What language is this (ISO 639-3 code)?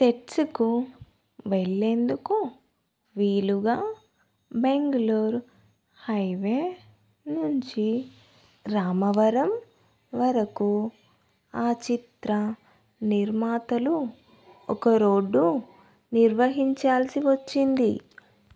tel